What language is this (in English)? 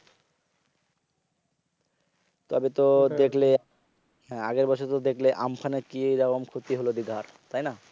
Bangla